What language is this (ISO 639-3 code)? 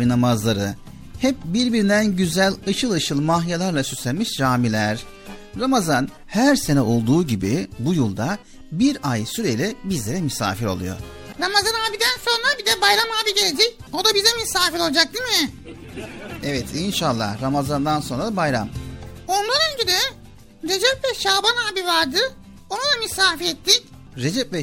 tur